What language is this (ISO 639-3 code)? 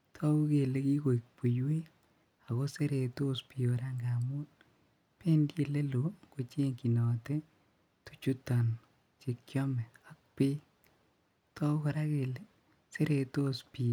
kln